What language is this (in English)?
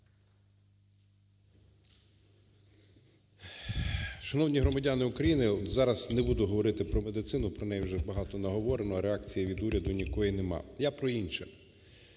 Ukrainian